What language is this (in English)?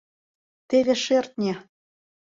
Mari